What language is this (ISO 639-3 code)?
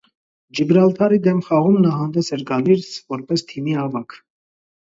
hye